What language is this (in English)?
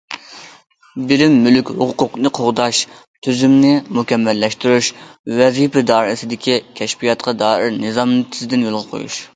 Uyghur